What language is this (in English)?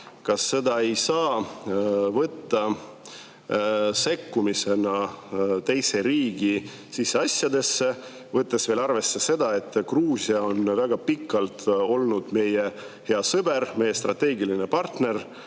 Estonian